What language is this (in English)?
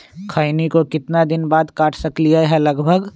Magahi